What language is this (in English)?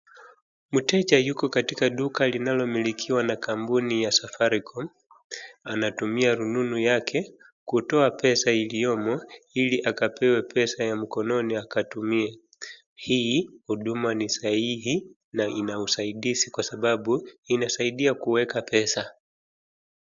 Swahili